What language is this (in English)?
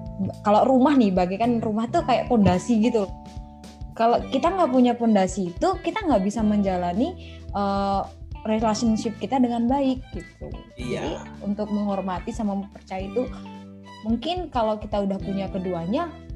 Indonesian